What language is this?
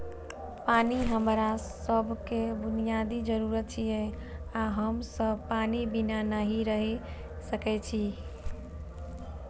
Maithili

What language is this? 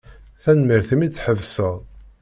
Kabyle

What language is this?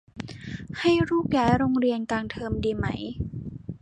Thai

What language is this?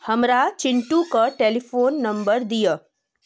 Maithili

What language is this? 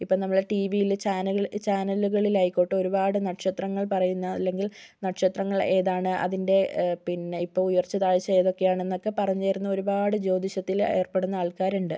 Malayalam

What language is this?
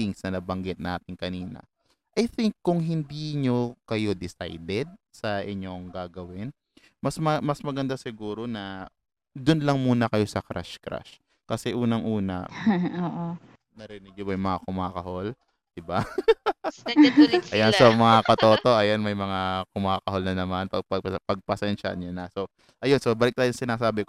Filipino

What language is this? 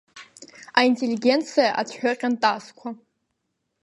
Abkhazian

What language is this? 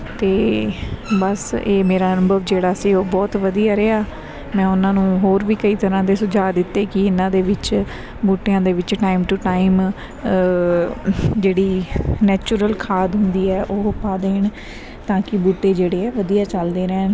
Punjabi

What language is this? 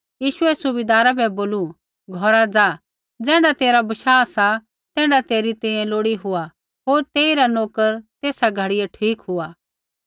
Kullu Pahari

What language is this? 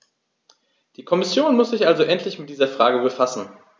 German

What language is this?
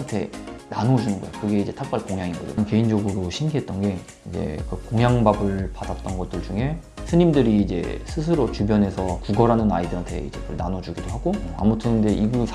Korean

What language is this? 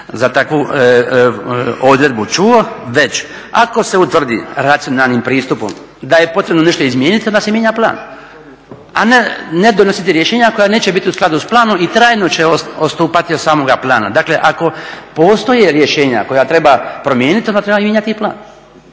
Croatian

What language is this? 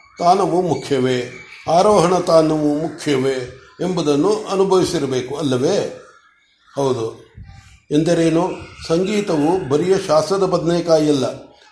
Kannada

